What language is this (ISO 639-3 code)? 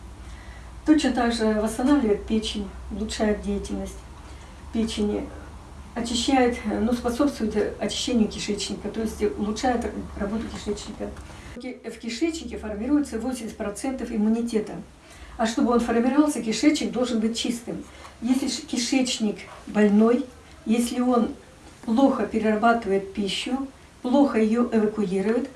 rus